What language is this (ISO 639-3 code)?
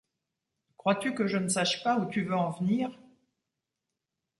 fra